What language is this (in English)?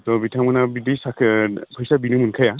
Bodo